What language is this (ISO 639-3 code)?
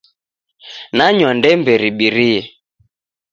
dav